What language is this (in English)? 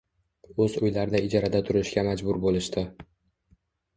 Uzbek